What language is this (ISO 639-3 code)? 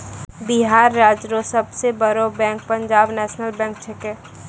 mai